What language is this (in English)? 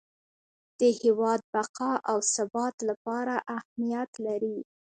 Pashto